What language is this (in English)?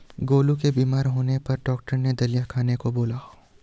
Hindi